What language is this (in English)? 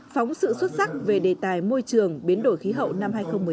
Vietnamese